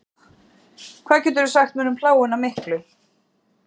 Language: Icelandic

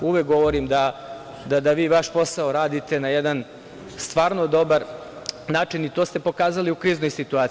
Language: Serbian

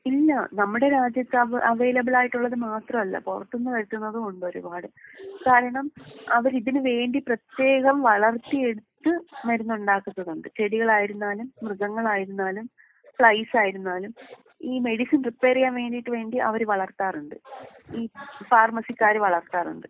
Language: Malayalam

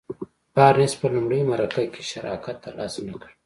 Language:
Pashto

